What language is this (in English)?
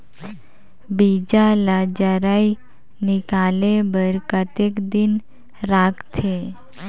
Chhattisgarhi